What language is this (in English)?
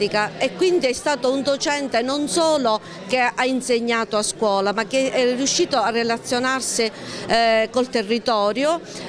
Italian